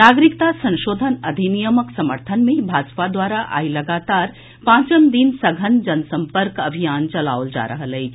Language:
Maithili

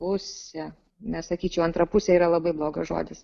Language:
Lithuanian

